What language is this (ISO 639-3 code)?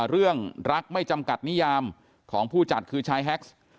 tha